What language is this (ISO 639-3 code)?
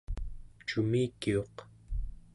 esu